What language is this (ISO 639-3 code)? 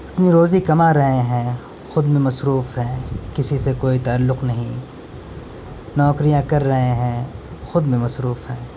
urd